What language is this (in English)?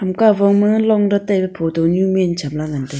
Wancho Naga